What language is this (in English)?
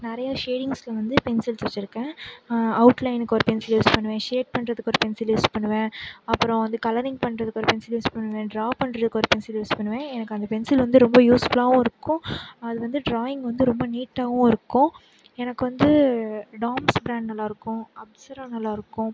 Tamil